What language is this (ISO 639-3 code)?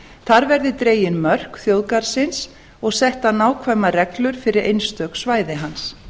isl